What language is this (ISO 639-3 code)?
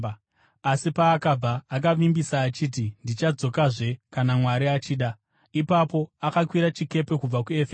sna